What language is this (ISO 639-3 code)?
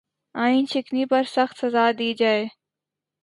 urd